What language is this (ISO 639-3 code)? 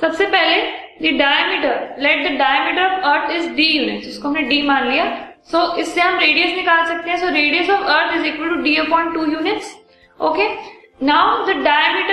hin